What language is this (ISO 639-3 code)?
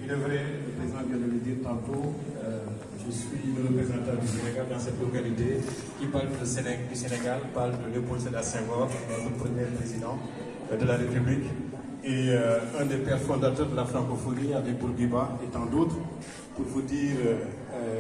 fra